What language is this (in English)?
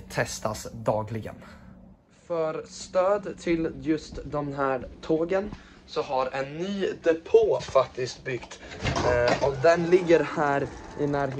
Swedish